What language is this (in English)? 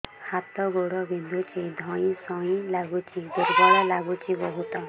Odia